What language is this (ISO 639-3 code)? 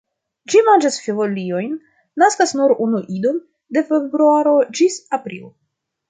epo